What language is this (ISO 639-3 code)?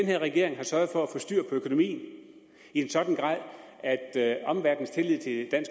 dan